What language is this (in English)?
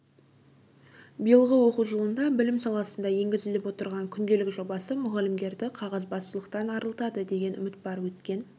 Kazakh